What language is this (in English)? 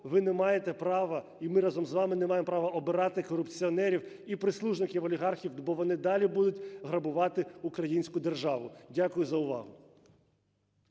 Ukrainian